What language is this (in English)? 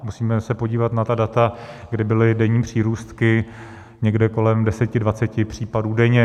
Czech